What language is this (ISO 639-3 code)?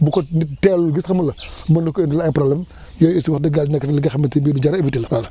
wol